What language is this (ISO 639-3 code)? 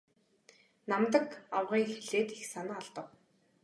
mon